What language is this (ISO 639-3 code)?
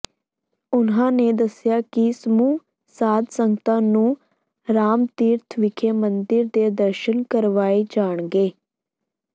pan